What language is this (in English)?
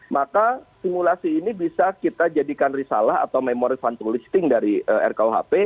Indonesian